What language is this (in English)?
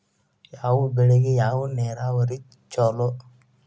Kannada